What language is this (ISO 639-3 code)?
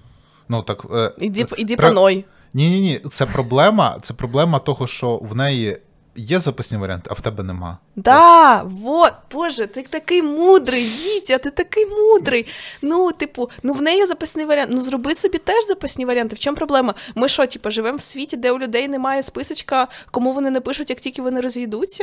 ukr